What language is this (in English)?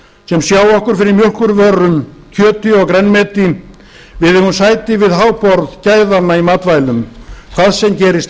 Icelandic